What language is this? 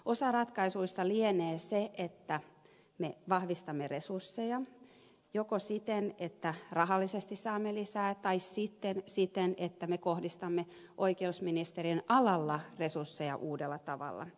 Finnish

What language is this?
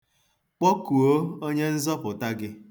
Igbo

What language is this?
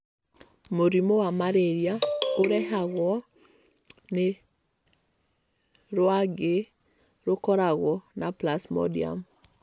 Kikuyu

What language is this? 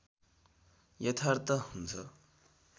Nepali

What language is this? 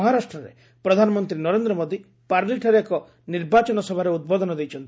Odia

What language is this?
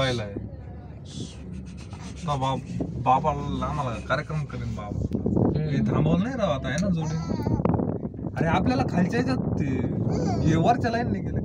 Turkish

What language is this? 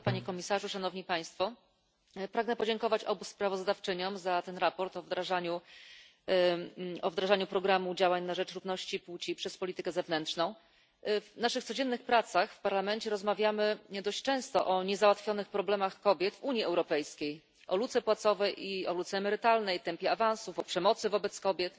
Polish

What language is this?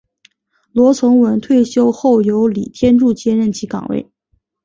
Chinese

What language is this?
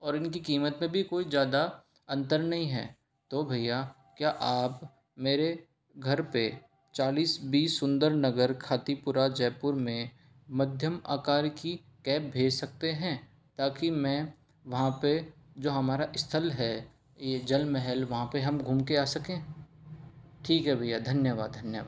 Hindi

